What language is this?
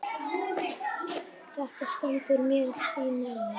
Icelandic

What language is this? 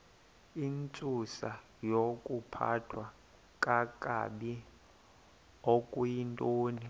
Xhosa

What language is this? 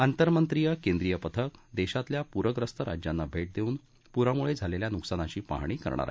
Marathi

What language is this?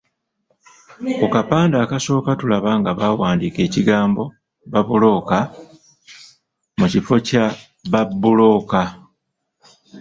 Ganda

